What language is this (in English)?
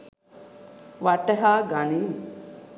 Sinhala